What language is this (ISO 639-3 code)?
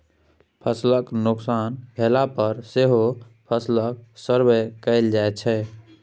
mai